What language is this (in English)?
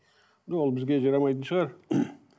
Kazakh